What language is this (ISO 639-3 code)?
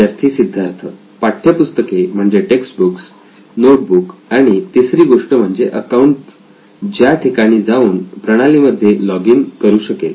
mar